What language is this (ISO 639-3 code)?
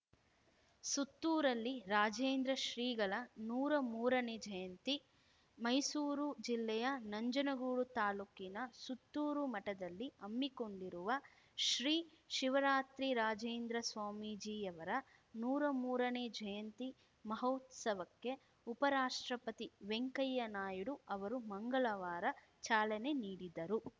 kan